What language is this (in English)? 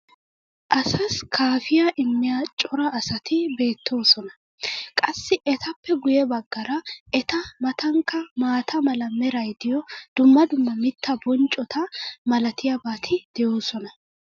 Wolaytta